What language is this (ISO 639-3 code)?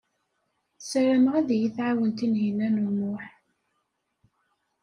kab